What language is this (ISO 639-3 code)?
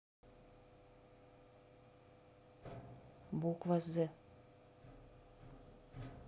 rus